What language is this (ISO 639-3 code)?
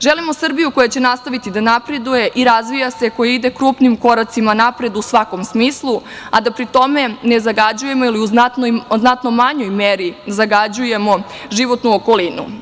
srp